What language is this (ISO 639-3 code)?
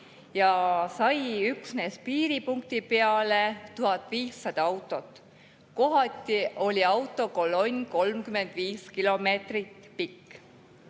est